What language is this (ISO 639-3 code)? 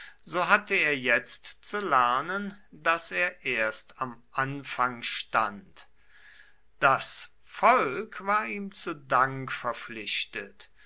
deu